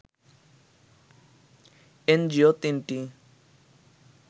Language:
Bangla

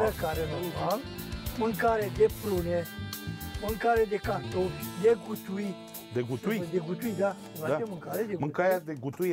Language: Romanian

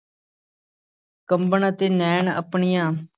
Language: Punjabi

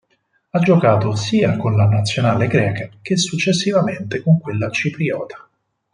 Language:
Italian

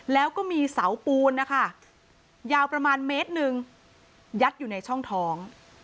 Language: Thai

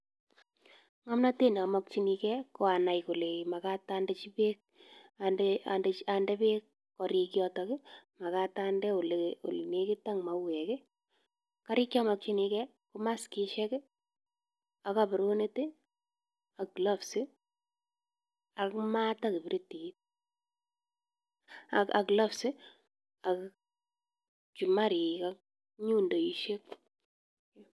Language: Kalenjin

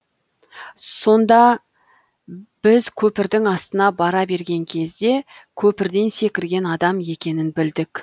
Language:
Kazakh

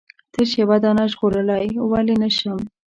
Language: Pashto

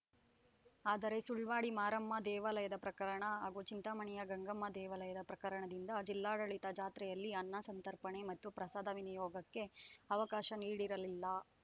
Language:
Kannada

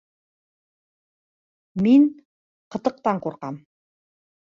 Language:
Bashkir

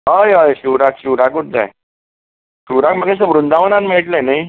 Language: Konkani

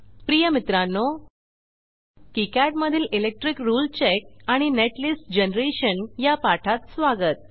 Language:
Marathi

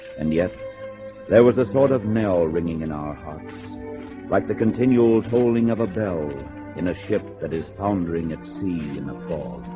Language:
English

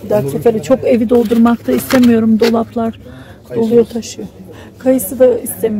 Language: Turkish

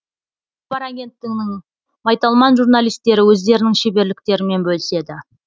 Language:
Kazakh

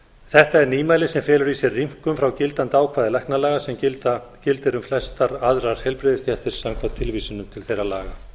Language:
Icelandic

